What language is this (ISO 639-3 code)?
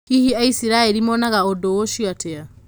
kik